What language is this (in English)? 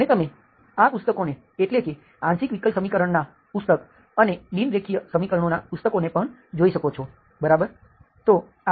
Gujarati